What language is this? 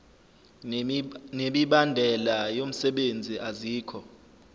Zulu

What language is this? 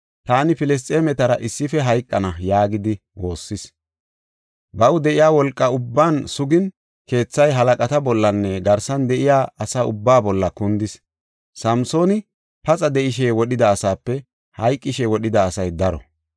Gofa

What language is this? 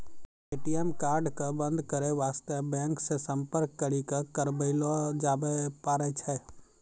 Maithili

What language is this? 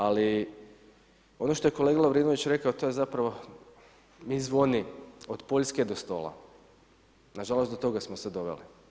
Croatian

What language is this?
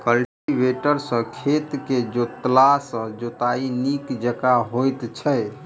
Maithili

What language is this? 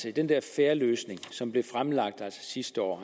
Danish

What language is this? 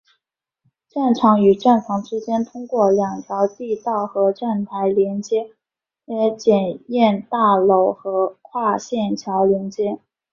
Chinese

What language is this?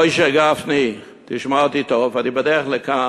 Hebrew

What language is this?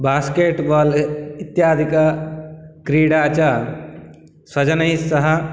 Sanskrit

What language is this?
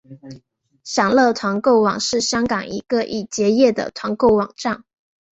Chinese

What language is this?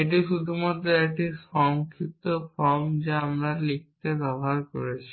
Bangla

